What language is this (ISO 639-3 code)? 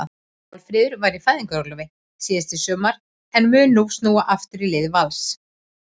isl